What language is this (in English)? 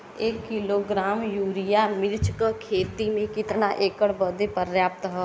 Bhojpuri